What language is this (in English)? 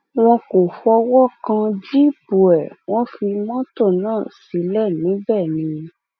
Yoruba